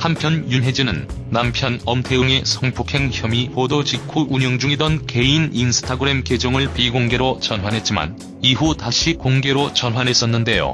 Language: Korean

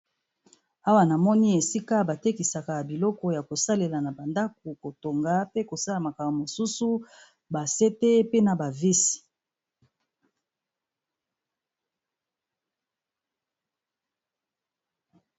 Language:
Lingala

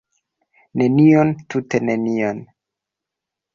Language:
Esperanto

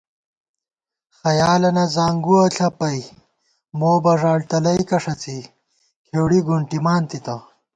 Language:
Gawar-Bati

